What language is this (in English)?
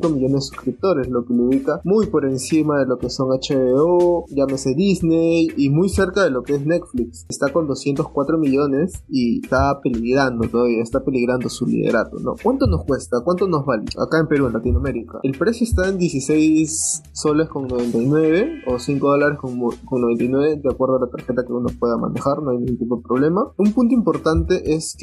Spanish